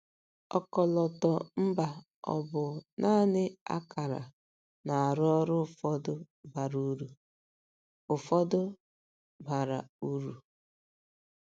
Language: Igbo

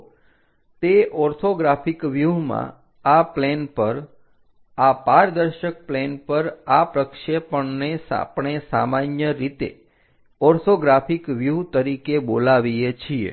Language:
Gujarati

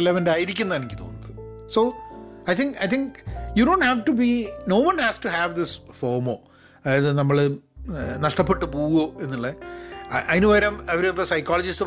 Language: Malayalam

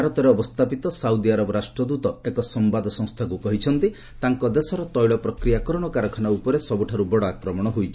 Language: Odia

